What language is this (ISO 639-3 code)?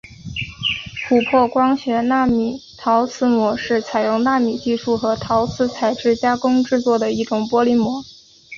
zho